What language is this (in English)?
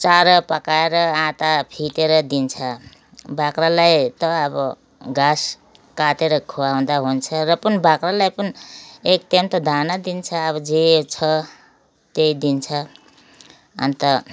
Nepali